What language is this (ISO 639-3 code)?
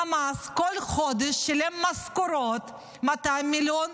heb